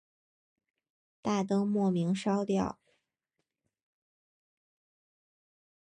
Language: Chinese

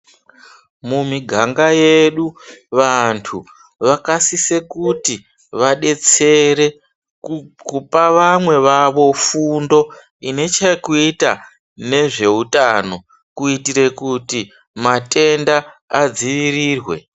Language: Ndau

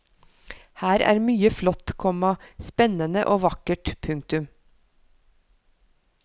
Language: Norwegian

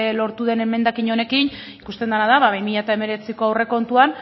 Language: Basque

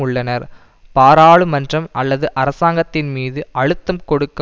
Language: Tamil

